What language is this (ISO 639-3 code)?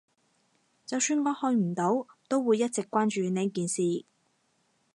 yue